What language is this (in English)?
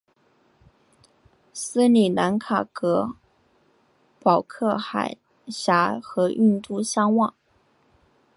Chinese